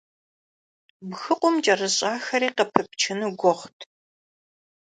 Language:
Kabardian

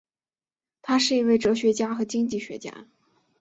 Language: Chinese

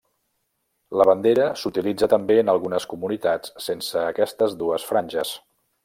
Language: Catalan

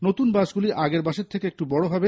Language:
Bangla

